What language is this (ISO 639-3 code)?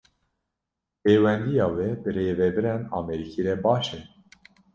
kur